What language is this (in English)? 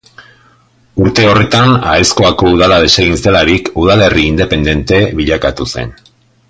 Basque